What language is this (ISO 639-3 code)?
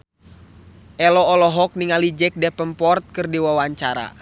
sun